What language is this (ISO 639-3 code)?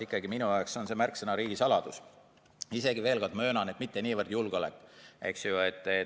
est